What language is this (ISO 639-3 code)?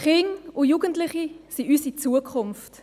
gsw